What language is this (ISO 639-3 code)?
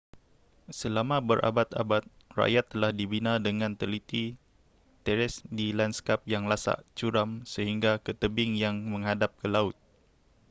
msa